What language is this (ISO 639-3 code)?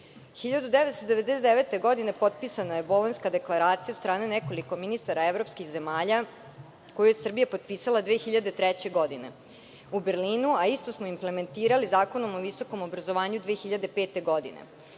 srp